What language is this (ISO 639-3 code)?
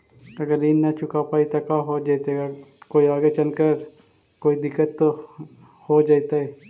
mag